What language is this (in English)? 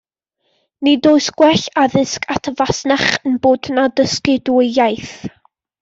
Welsh